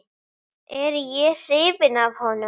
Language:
Icelandic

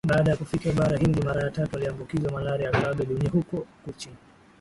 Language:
Swahili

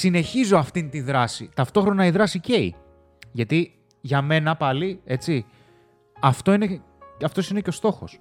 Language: Greek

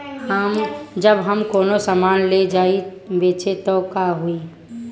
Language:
Bhojpuri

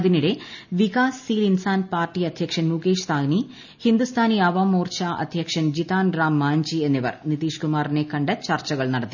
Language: Malayalam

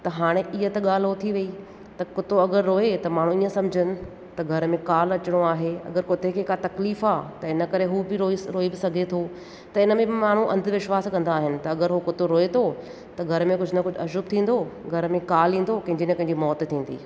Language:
Sindhi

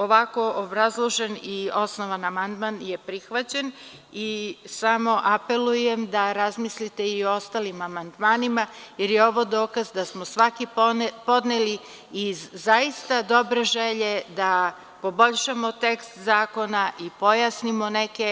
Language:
Serbian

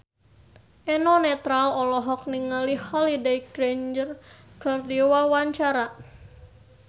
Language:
Sundanese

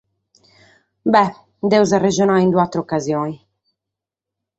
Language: Sardinian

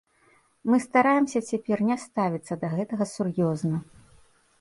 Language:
Belarusian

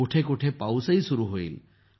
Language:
Marathi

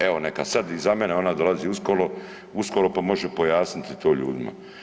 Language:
Croatian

